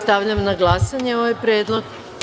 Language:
Serbian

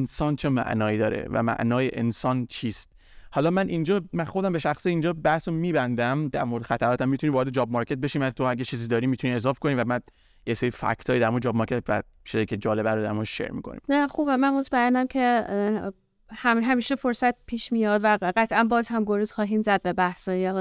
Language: Persian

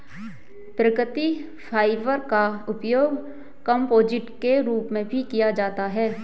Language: Hindi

